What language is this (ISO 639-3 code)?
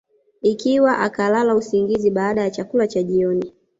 swa